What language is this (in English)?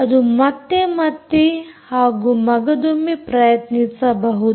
Kannada